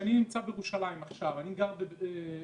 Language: Hebrew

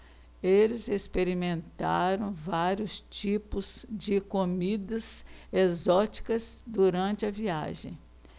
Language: Portuguese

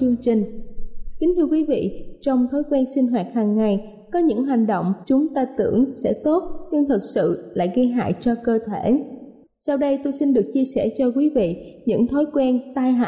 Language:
Vietnamese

